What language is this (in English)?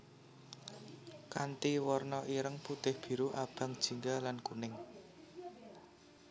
Javanese